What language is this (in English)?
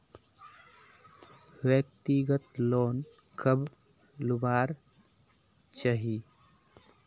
Magahi